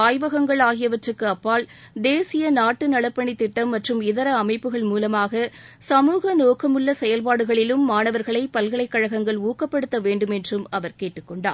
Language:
Tamil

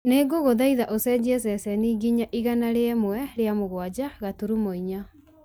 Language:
Kikuyu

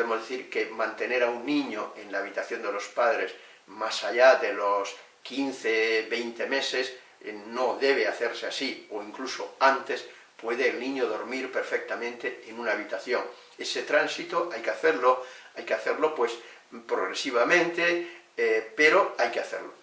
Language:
Spanish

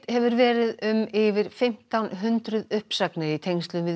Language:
Icelandic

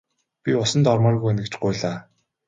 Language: Mongolian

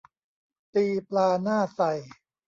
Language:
Thai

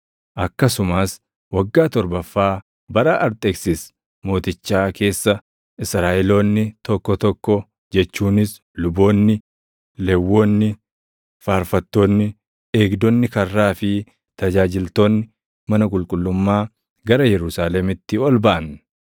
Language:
Oromo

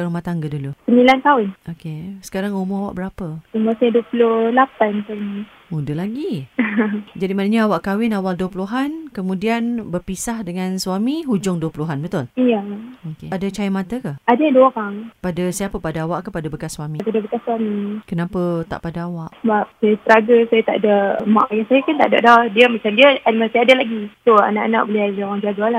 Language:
Malay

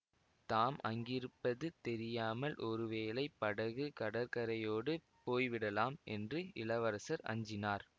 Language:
Tamil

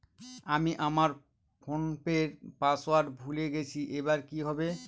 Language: Bangla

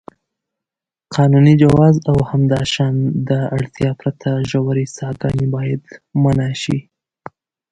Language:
Pashto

